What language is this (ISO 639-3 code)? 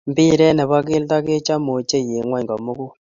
kln